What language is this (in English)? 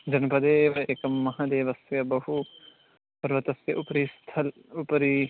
Sanskrit